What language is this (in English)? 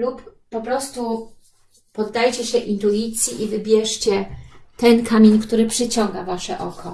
Polish